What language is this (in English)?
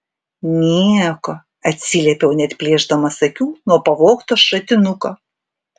Lithuanian